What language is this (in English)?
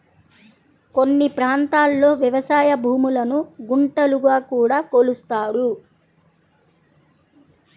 Telugu